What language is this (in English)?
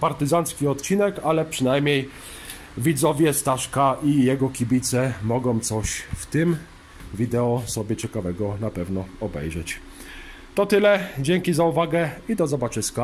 Polish